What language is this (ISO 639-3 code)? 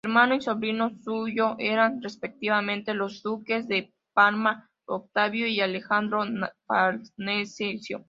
spa